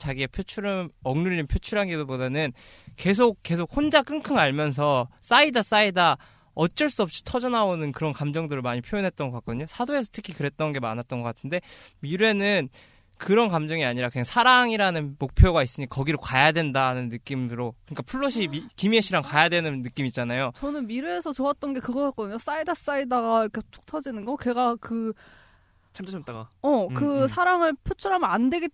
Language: Korean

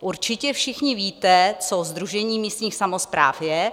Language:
Czech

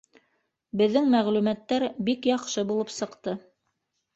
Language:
Bashkir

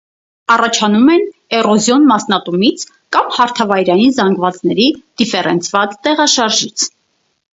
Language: Armenian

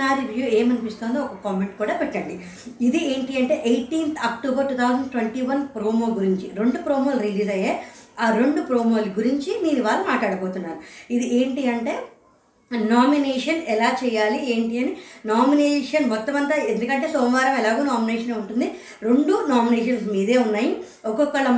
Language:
Telugu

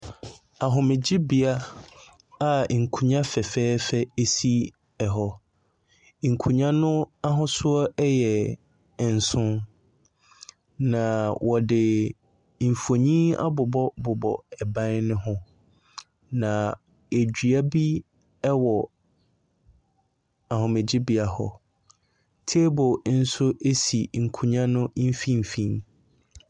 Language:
Akan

